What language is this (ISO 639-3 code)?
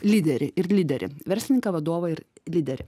lit